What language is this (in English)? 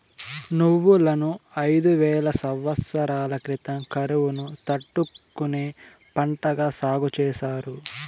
Telugu